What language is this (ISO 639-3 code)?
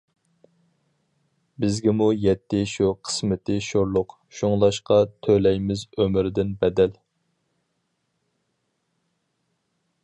uig